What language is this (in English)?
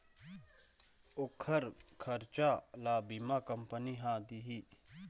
Chhattisgarhi